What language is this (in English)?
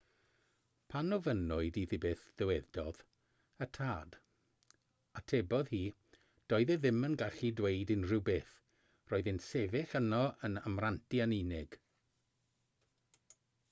Welsh